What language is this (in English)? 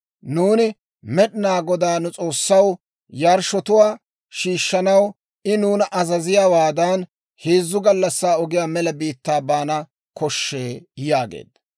Dawro